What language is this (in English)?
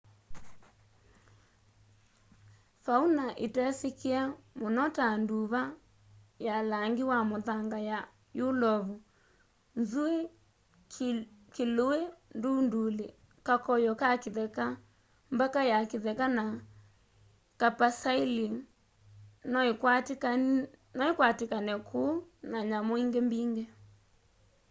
Kamba